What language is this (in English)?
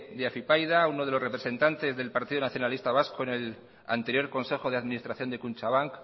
Spanish